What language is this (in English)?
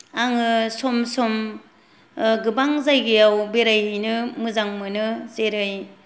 Bodo